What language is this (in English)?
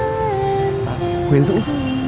Vietnamese